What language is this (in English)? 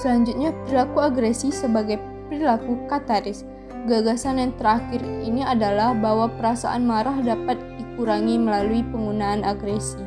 Indonesian